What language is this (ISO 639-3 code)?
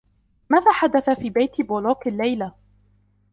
ara